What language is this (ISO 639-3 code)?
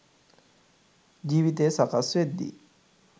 sin